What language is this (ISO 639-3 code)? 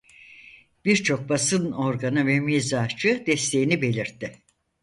tur